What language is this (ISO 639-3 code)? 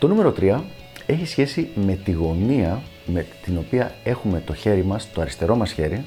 ell